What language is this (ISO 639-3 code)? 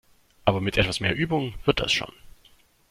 deu